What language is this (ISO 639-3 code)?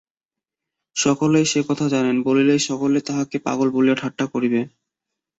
ben